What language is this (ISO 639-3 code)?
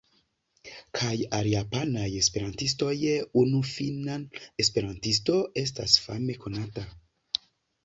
epo